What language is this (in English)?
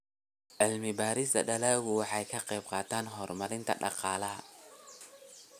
Somali